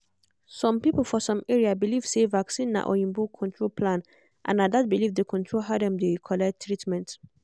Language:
Nigerian Pidgin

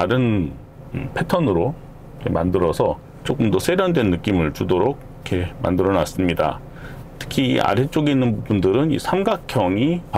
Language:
Korean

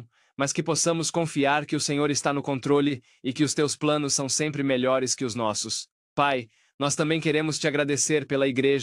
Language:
Portuguese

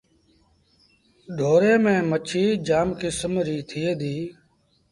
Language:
Sindhi Bhil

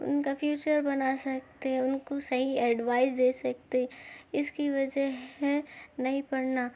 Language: Urdu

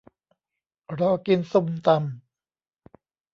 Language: Thai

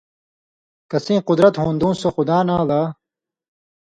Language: Indus Kohistani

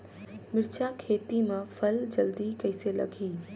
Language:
Chhattisgarhi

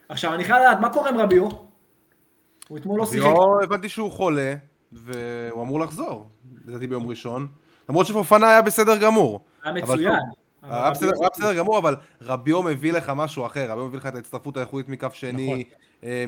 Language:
Hebrew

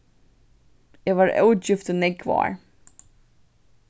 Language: Faroese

